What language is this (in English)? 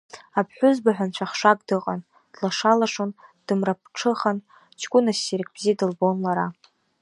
Abkhazian